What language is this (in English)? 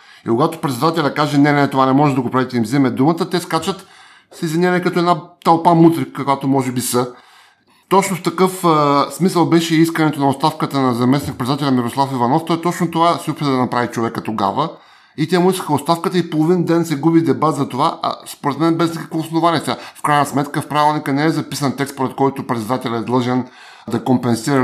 Bulgarian